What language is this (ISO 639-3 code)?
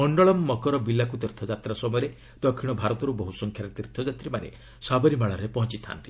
ori